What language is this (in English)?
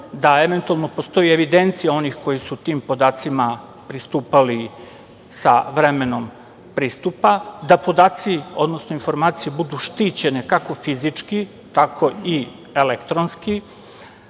Serbian